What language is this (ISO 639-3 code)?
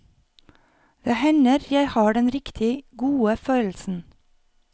nor